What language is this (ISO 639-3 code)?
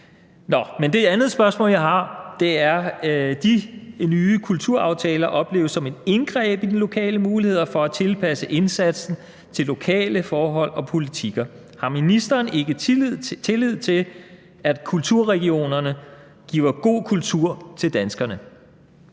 dan